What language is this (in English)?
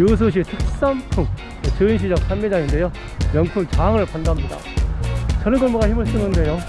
Korean